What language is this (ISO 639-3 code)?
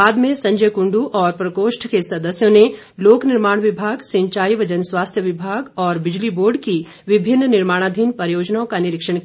hin